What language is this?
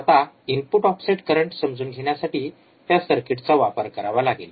Marathi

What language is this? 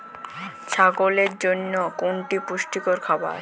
Bangla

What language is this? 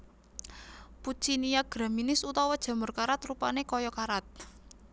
Javanese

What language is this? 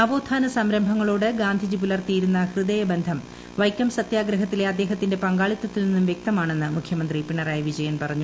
Malayalam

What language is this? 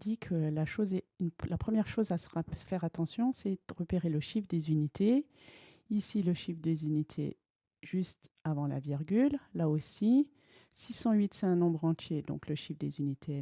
French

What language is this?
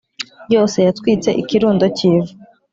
Kinyarwanda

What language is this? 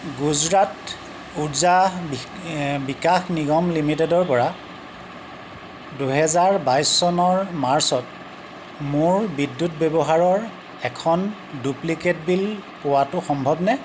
Assamese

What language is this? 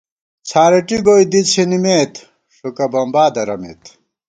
Gawar-Bati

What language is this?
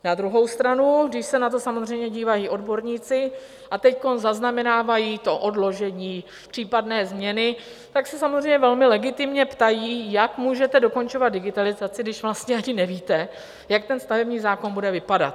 Czech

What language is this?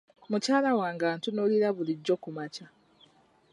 Ganda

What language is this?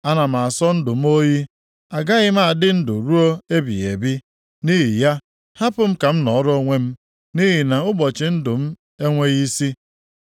Igbo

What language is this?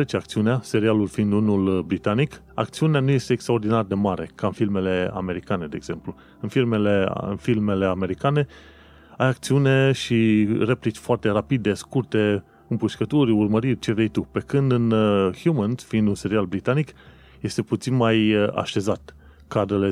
Romanian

